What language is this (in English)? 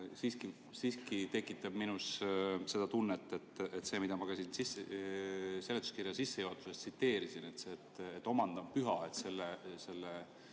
Estonian